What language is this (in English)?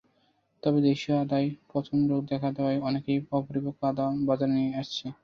Bangla